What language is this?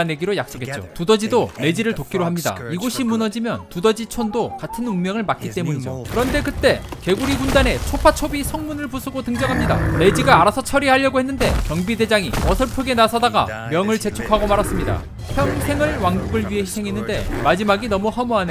Korean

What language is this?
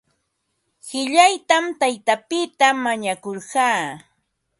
Ambo-Pasco Quechua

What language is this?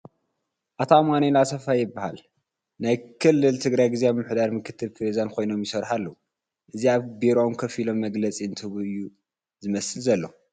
Tigrinya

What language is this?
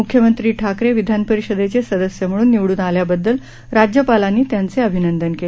Marathi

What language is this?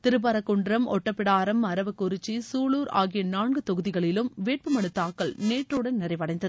Tamil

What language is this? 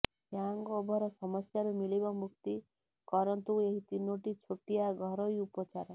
Odia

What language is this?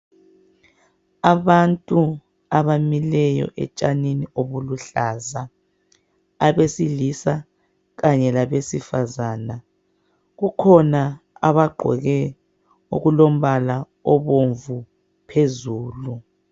North Ndebele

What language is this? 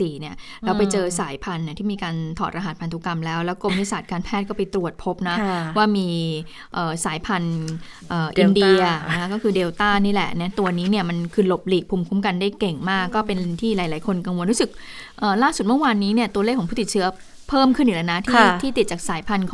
Thai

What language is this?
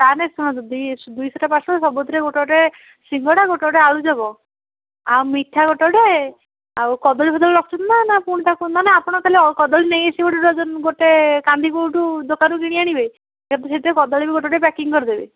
Odia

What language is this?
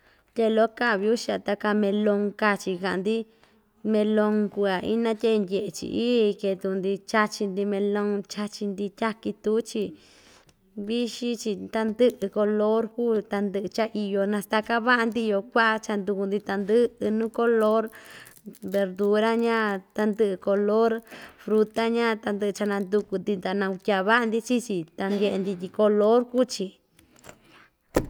Ixtayutla Mixtec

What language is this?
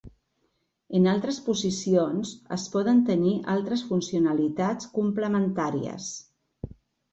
Catalan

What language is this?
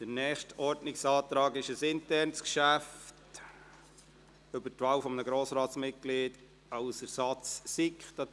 Swiss German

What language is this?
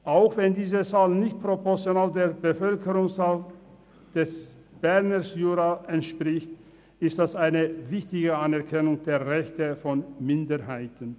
Swiss German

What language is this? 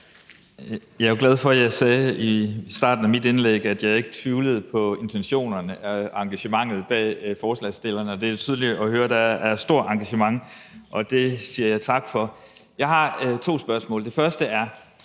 Danish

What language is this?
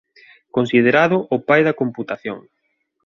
Galician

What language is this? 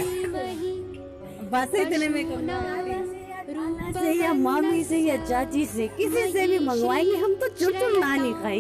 Hindi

